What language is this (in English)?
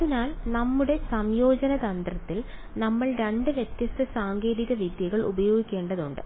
Malayalam